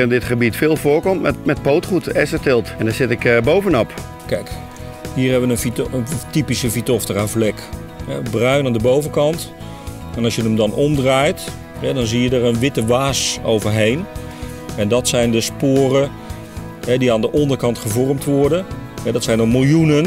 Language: Dutch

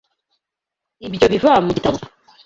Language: Kinyarwanda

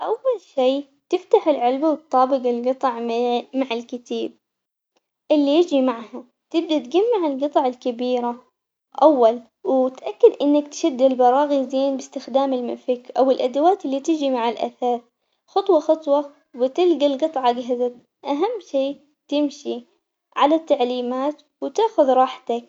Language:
Omani Arabic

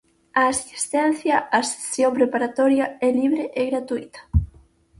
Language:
Galician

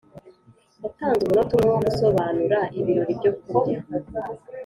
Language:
Kinyarwanda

